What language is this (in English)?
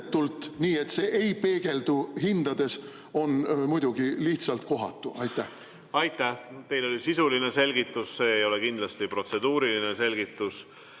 Estonian